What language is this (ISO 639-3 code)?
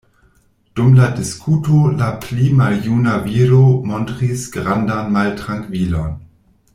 epo